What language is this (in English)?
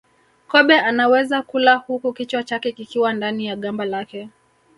Swahili